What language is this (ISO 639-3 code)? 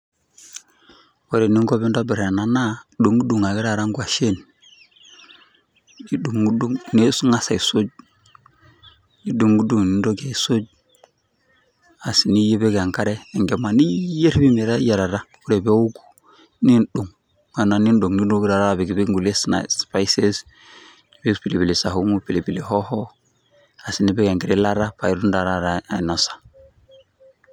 mas